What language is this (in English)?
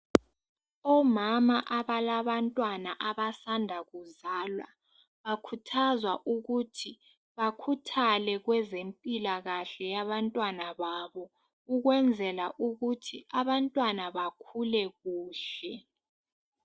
North Ndebele